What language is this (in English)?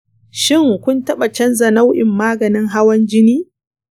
Hausa